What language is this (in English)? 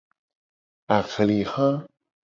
Gen